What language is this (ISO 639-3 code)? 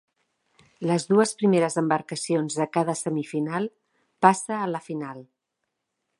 cat